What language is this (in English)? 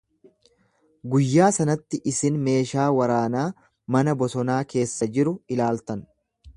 Oromo